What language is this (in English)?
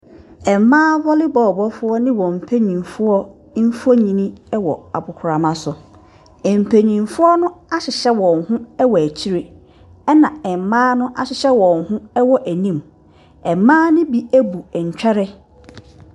Akan